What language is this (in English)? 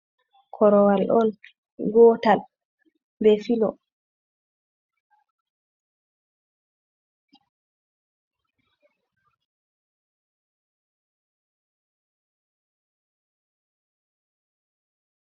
Fula